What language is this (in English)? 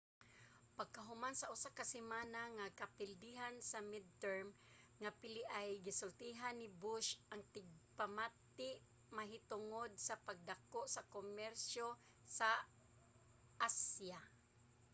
Cebuano